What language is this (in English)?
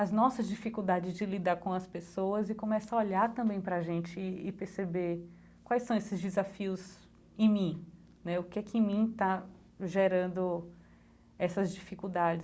Portuguese